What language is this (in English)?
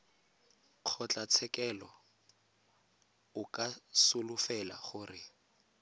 Tswana